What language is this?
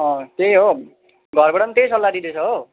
Nepali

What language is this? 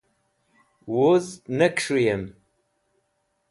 Wakhi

